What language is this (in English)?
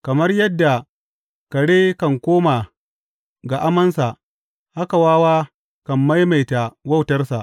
Hausa